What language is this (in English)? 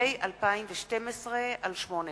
Hebrew